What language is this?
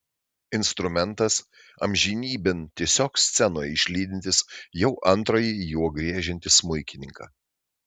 Lithuanian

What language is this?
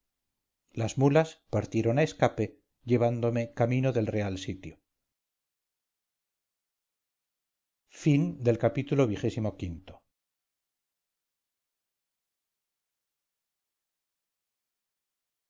Spanish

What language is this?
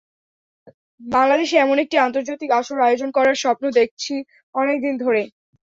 Bangla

